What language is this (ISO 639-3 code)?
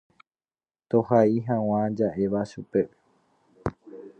grn